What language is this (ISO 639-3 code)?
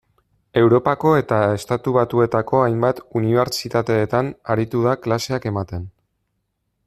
eus